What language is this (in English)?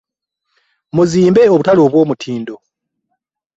Ganda